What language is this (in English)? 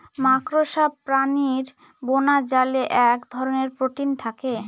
Bangla